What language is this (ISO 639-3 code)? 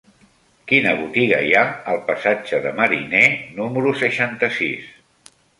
cat